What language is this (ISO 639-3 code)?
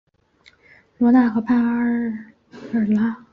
zho